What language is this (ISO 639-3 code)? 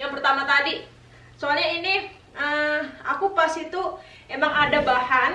ind